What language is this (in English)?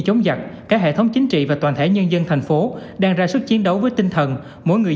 Vietnamese